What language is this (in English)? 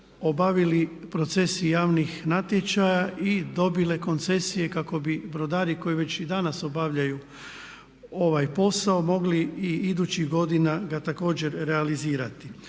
Croatian